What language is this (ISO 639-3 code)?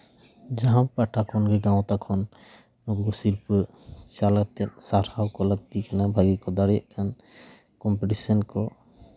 sat